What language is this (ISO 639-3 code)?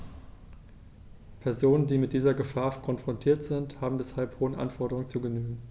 deu